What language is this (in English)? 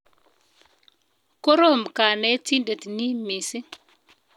Kalenjin